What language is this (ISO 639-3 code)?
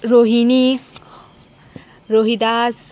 kok